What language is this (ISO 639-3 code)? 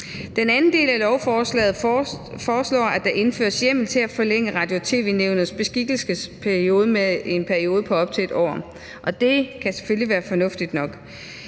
dan